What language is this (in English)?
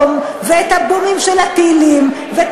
Hebrew